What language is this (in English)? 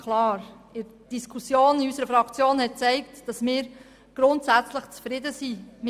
Swiss German